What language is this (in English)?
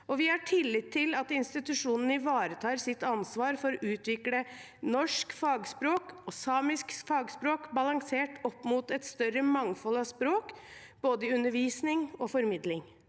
Norwegian